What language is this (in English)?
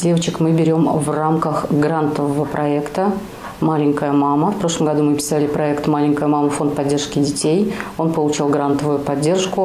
Russian